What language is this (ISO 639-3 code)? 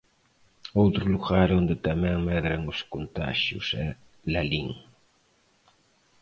glg